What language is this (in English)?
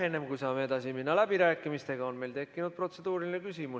Estonian